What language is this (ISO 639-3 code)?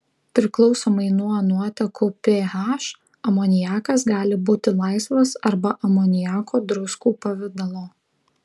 lit